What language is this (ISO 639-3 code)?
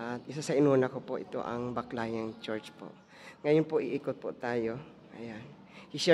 fil